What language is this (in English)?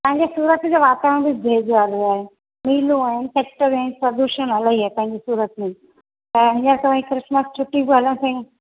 Sindhi